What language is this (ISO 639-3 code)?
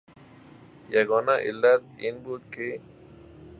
fas